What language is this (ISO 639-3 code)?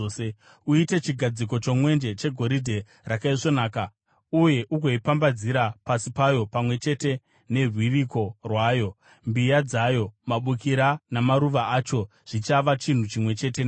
sna